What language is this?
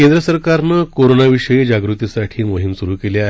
Marathi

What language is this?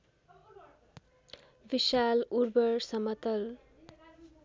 Nepali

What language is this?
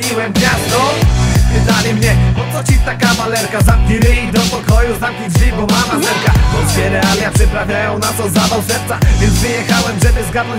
Polish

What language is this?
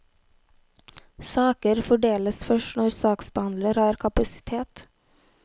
Norwegian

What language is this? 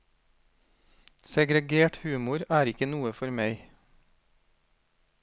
Norwegian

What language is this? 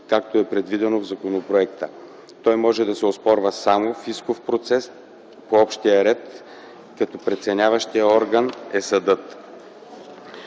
Bulgarian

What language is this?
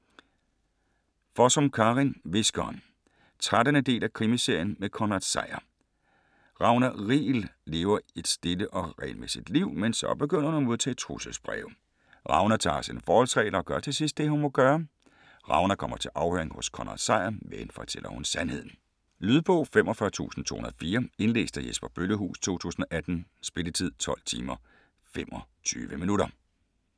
Danish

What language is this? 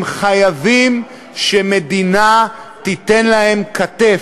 Hebrew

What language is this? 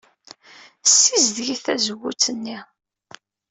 Kabyle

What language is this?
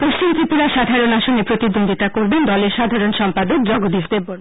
Bangla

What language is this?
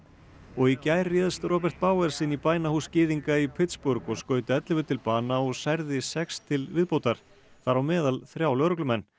Icelandic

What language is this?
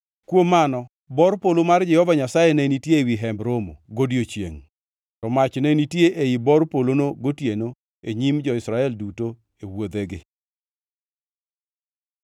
Luo (Kenya and Tanzania)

